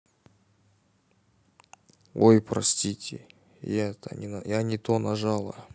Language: Russian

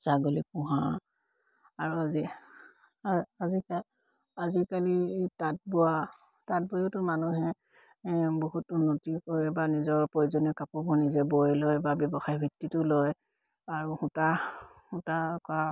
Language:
Assamese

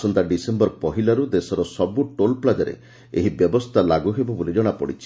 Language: Odia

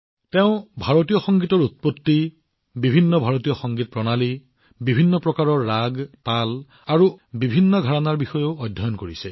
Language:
Assamese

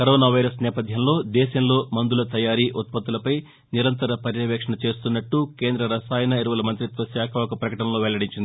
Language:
Telugu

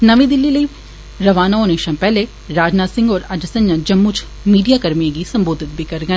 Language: Dogri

